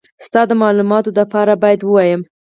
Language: Pashto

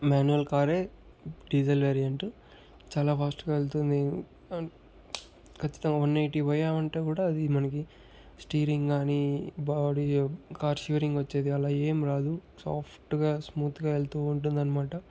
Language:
Telugu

